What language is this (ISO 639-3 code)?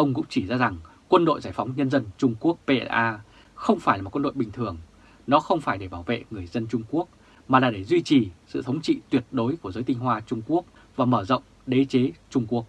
vie